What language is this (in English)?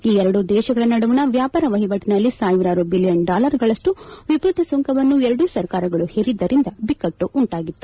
Kannada